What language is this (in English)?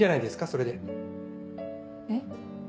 Japanese